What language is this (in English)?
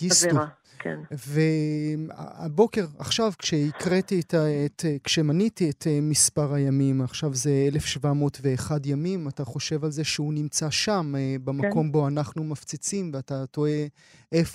Hebrew